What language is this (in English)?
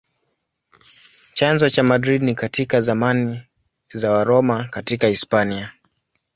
Swahili